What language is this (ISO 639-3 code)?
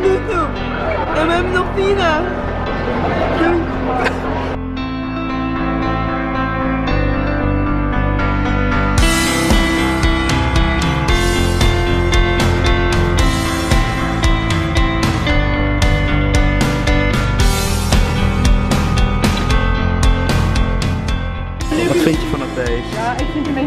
nld